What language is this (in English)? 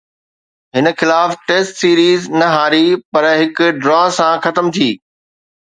Sindhi